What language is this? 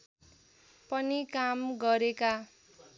Nepali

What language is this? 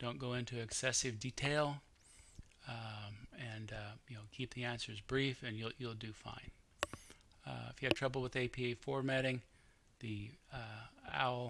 English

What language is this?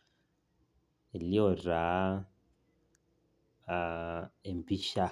Masai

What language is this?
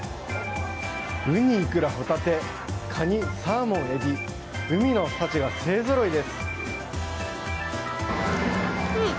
Japanese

